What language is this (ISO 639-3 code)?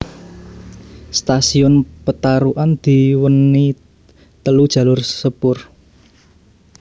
jav